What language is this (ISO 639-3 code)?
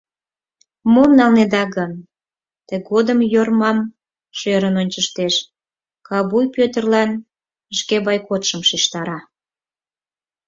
chm